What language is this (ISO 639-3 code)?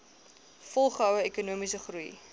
afr